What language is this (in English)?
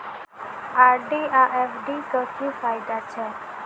Maithili